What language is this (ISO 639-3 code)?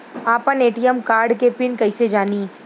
bho